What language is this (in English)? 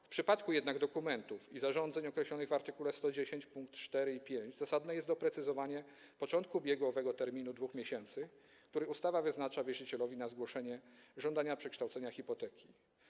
Polish